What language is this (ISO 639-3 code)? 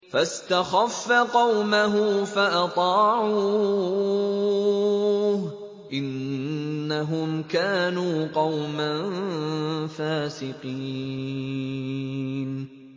ara